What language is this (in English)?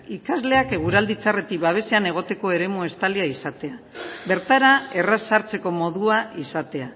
Basque